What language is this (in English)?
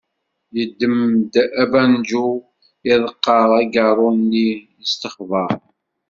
Kabyle